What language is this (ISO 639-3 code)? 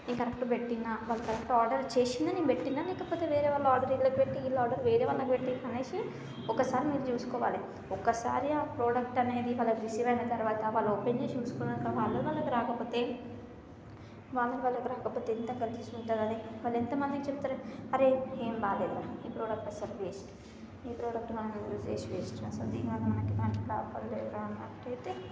tel